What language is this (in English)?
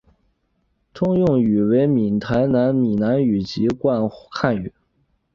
Chinese